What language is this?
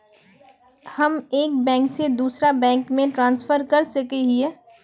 Magahi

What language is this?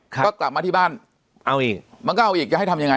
Thai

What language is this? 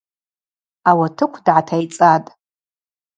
Abaza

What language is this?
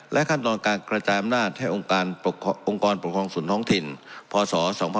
Thai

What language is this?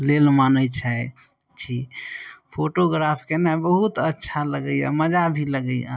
Maithili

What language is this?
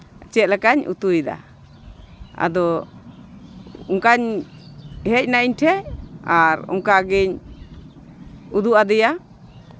Santali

